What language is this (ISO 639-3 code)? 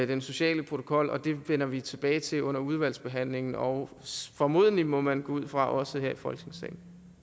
dan